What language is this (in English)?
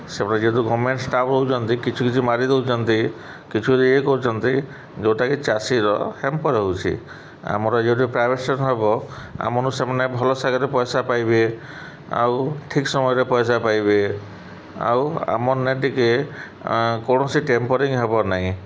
Odia